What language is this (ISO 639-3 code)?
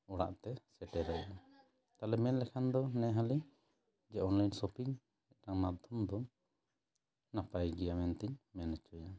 sat